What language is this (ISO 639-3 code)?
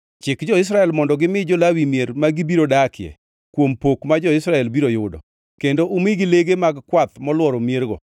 luo